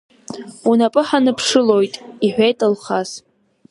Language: Abkhazian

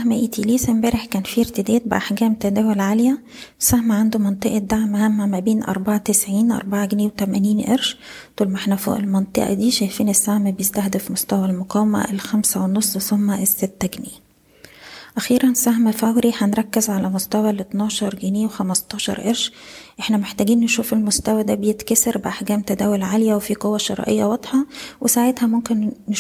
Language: Arabic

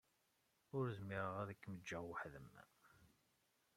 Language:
Kabyle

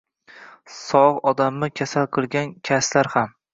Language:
Uzbek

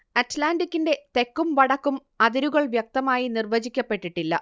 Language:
Malayalam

